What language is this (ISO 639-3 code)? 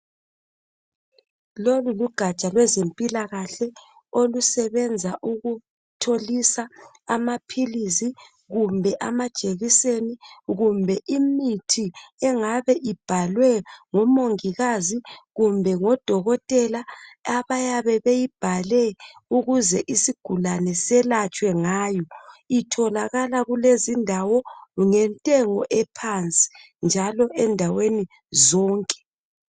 nde